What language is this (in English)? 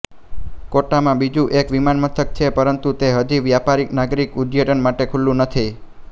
Gujarati